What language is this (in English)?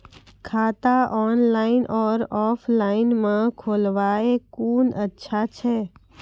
Maithili